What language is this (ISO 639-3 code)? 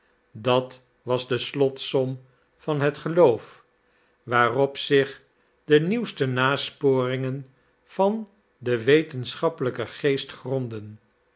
nld